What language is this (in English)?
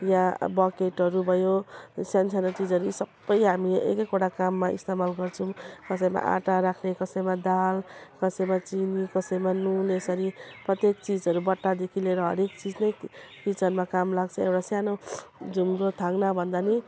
Nepali